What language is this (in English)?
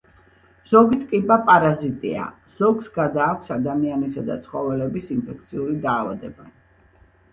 Georgian